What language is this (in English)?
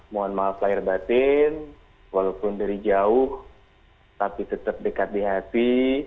Indonesian